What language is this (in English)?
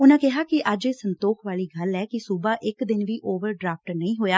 Punjabi